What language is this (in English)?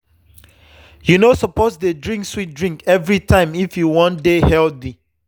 Nigerian Pidgin